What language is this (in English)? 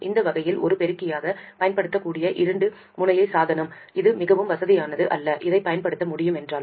Tamil